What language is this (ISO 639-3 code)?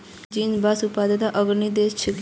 mag